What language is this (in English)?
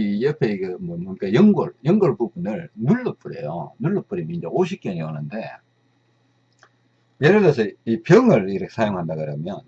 Korean